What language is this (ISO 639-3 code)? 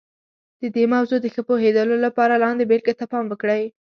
pus